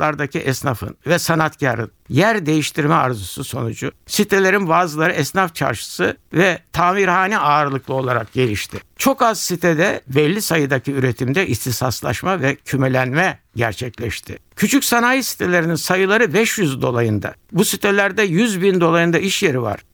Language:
Turkish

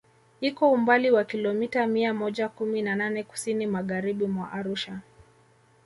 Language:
Swahili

